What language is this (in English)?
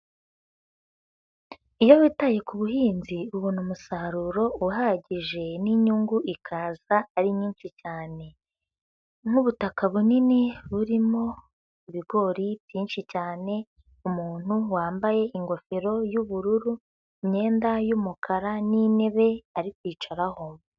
Kinyarwanda